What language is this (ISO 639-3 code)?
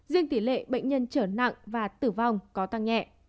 vie